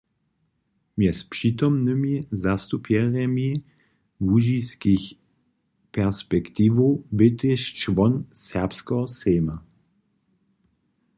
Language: Upper Sorbian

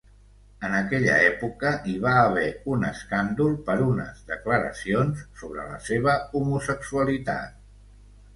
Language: Catalan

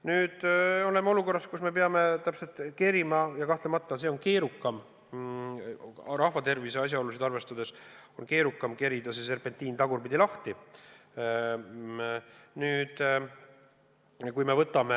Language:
Estonian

